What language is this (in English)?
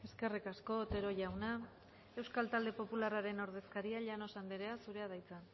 Basque